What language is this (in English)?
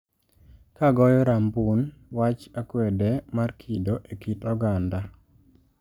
Luo (Kenya and Tanzania)